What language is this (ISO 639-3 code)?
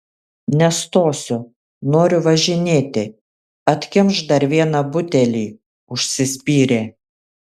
lit